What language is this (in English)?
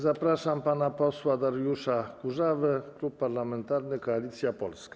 Polish